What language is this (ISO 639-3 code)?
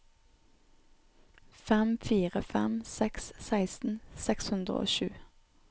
nor